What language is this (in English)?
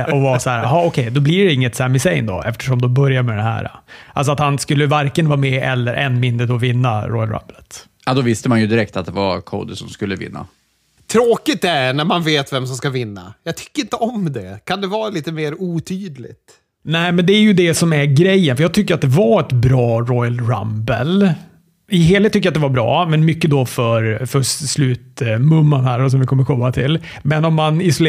Swedish